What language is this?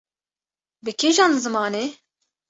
Kurdish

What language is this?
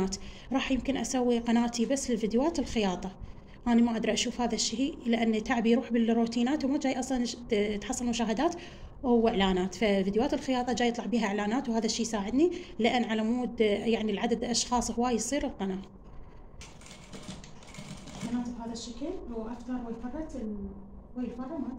Arabic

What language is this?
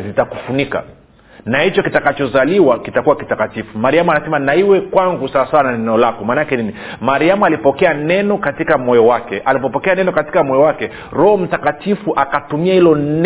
Swahili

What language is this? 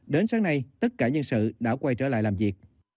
Vietnamese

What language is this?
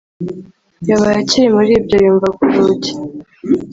Kinyarwanda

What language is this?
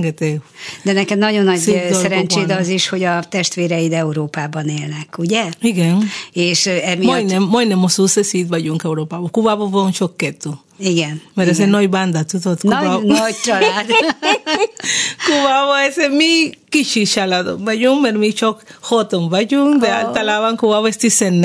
Hungarian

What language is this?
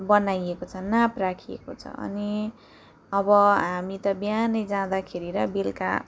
Nepali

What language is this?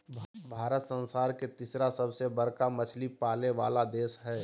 Magahi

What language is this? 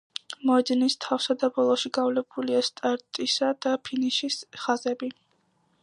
Georgian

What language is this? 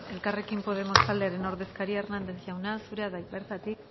Basque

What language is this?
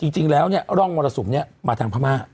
Thai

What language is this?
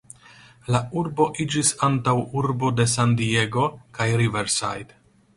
Esperanto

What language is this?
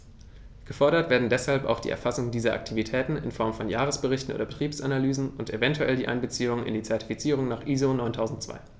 German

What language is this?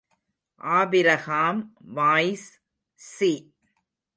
Tamil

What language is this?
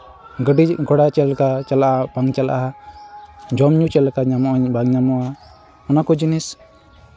Santali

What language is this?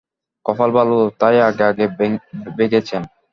Bangla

